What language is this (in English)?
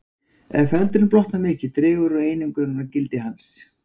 Icelandic